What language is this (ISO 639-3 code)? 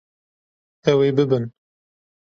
kur